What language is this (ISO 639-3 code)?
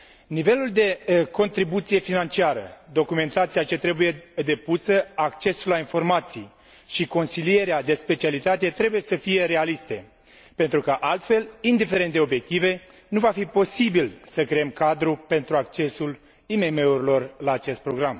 ron